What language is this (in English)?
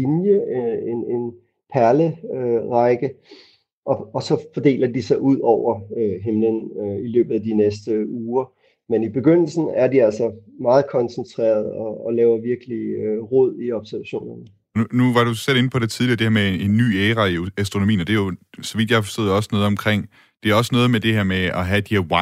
Danish